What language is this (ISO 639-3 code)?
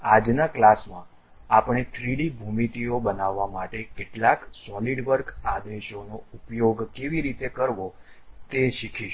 guj